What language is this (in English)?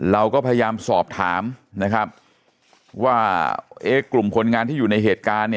Thai